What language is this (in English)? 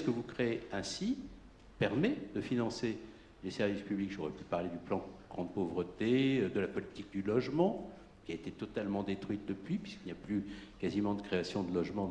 French